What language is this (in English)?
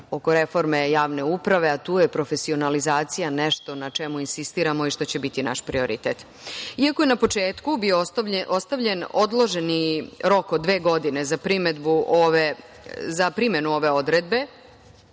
Serbian